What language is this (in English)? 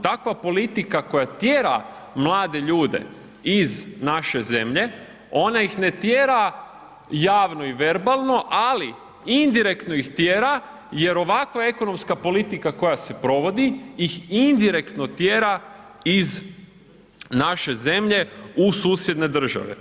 Croatian